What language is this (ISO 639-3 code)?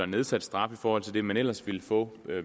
dan